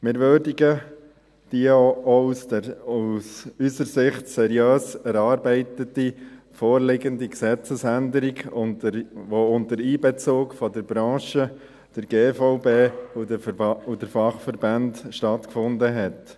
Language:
Swiss German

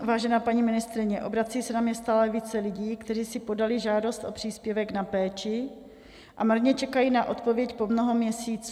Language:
Czech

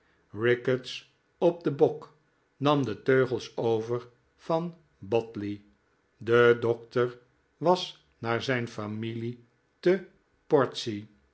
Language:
Dutch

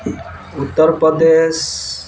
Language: Odia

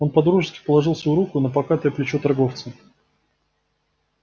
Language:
Russian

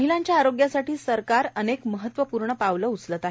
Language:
Marathi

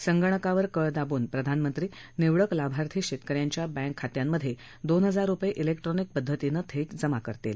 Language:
Marathi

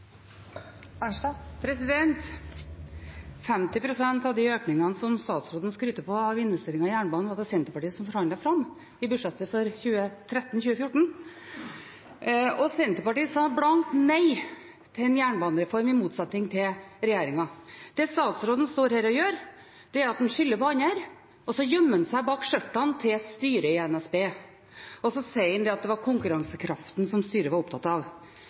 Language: Norwegian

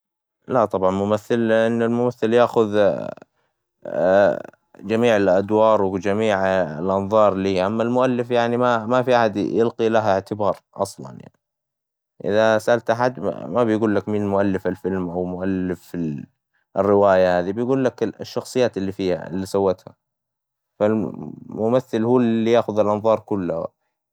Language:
Hijazi Arabic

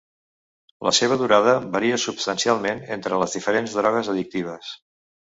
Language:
Catalan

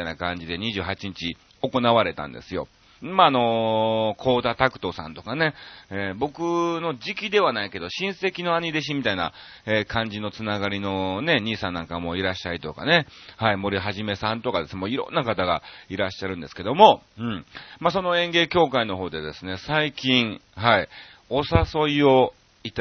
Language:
Japanese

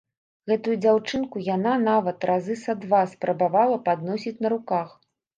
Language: Belarusian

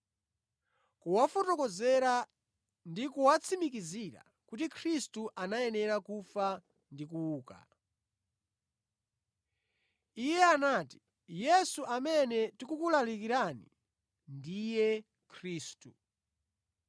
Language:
Nyanja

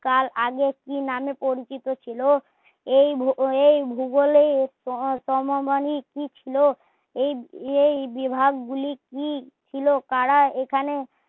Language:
Bangla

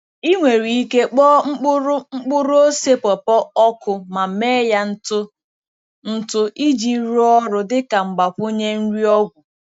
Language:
Igbo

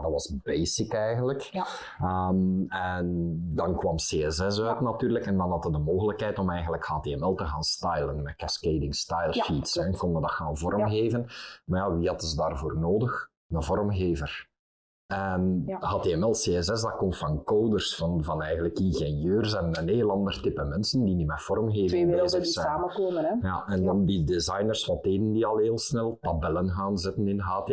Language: Dutch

